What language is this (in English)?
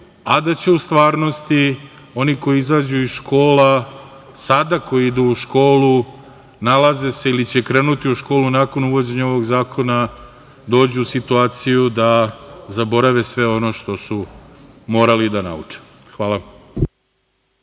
Serbian